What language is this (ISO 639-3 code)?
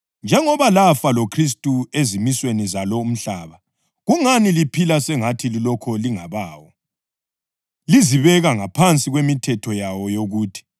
nde